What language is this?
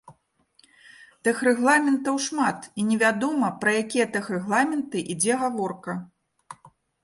Belarusian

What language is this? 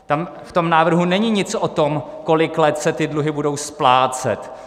Czech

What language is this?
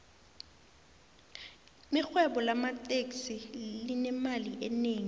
South Ndebele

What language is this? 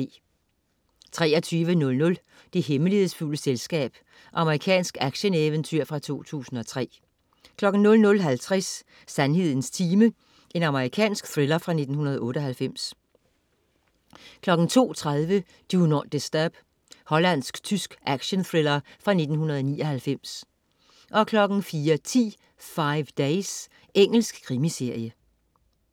Danish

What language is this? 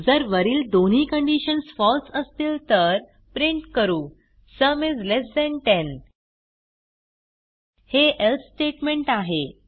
Marathi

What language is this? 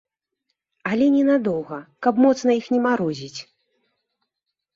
Belarusian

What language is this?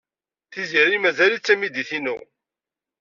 Kabyle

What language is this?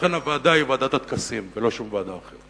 Hebrew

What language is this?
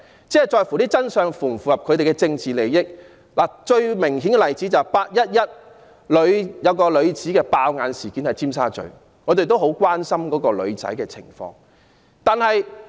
Cantonese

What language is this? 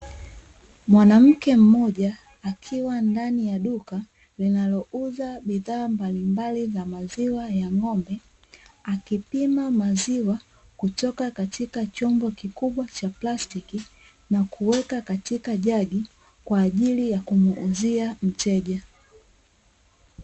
Swahili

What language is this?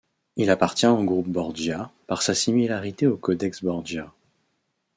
French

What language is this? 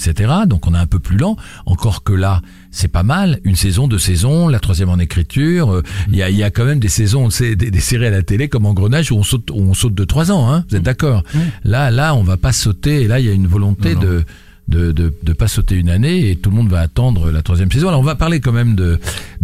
French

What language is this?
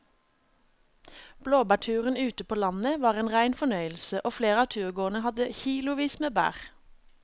Norwegian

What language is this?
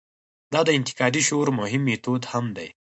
Pashto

